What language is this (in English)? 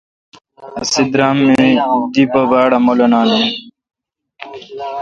Kalkoti